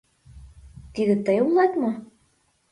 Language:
Mari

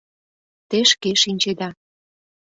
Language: Mari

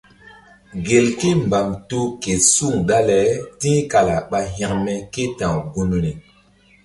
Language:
Mbum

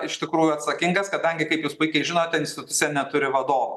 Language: Lithuanian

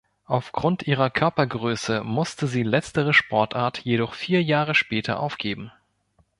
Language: German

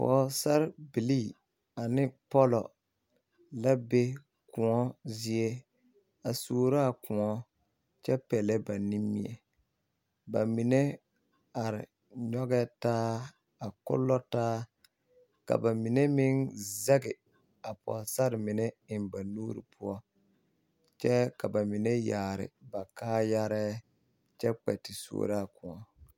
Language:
Southern Dagaare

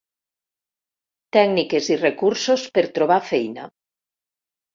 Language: Catalan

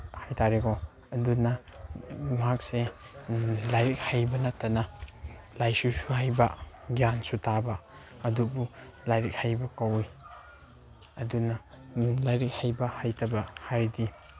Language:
Manipuri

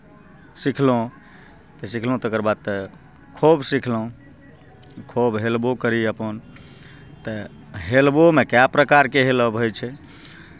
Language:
Maithili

